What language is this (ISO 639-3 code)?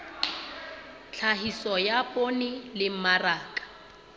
sot